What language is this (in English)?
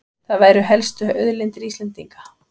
Icelandic